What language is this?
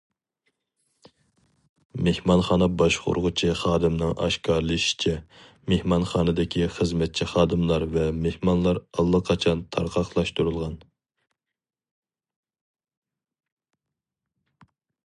Uyghur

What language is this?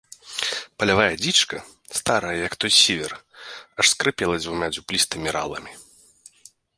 Belarusian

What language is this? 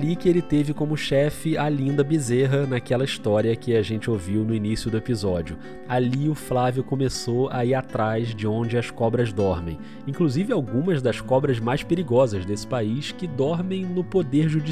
Portuguese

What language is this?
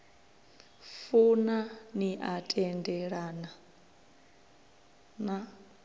Venda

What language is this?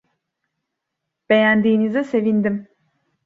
Turkish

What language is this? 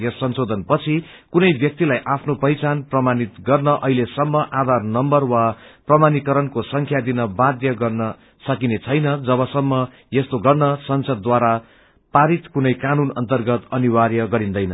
Nepali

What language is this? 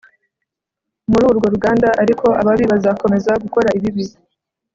Kinyarwanda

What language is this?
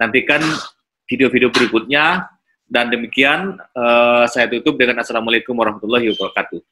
Indonesian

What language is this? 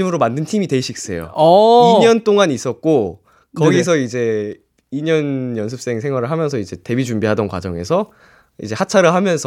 Korean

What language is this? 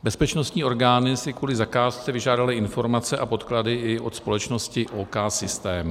Czech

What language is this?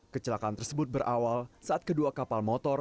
Indonesian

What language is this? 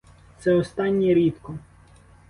Ukrainian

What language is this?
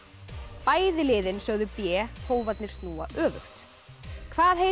Icelandic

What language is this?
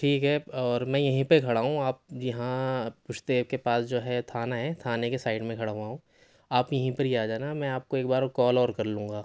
Urdu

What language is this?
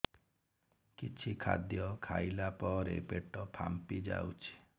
Odia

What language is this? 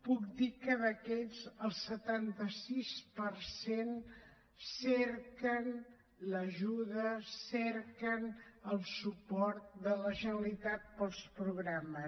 Catalan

